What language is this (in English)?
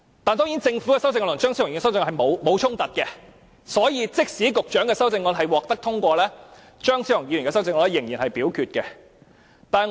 Cantonese